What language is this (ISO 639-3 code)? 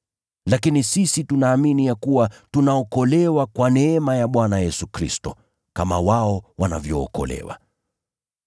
swa